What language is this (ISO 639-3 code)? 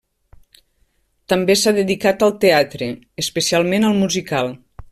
cat